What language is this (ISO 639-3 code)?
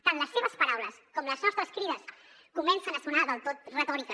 cat